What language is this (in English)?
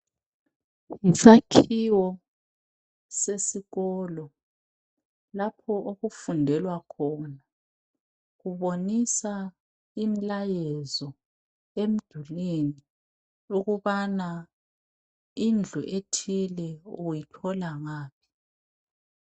North Ndebele